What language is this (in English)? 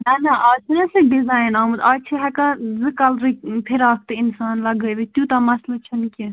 Kashmiri